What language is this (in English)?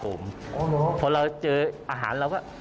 Thai